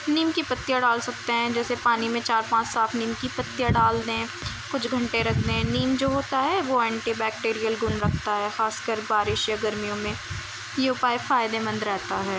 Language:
Urdu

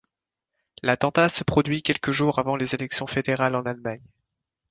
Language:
French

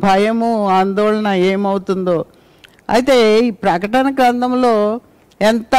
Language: Telugu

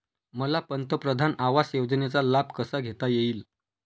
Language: Marathi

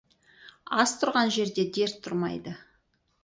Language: Kazakh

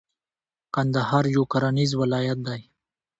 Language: Pashto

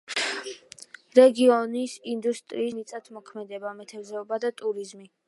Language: Georgian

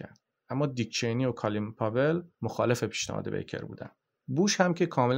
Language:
Persian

